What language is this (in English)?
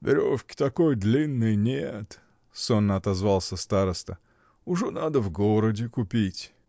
Russian